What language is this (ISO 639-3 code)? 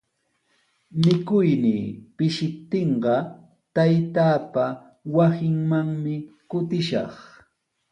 qws